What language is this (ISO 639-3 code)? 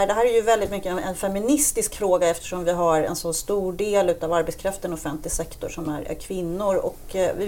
swe